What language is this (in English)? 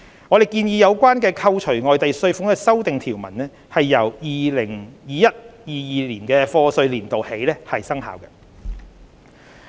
Cantonese